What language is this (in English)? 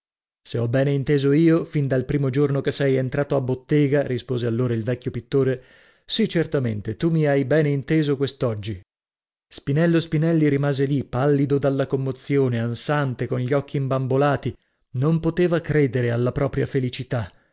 Italian